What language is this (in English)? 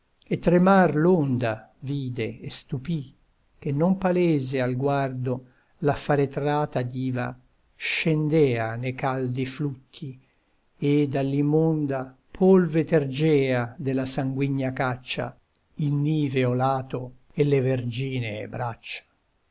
Italian